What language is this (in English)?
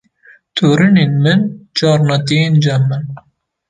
Kurdish